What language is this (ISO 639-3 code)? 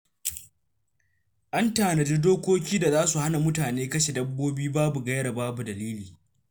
hau